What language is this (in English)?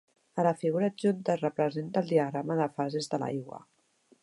Catalan